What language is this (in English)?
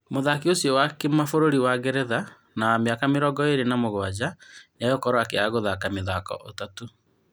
Kikuyu